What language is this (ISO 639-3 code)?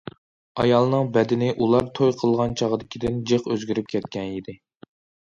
uig